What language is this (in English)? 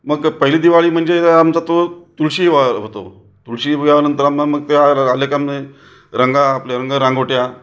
Marathi